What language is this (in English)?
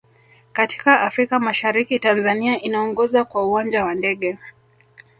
Swahili